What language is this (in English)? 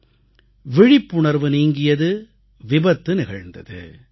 Tamil